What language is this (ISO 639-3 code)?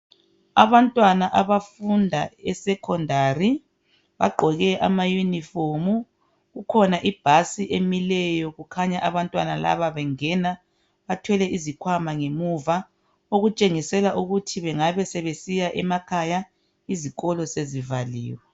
nde